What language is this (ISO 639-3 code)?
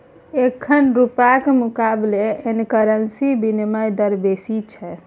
mai